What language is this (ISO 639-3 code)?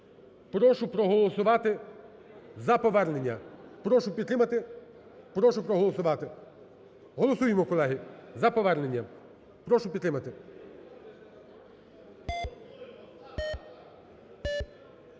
ukr